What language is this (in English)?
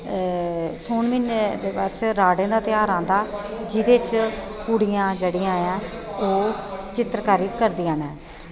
Dogri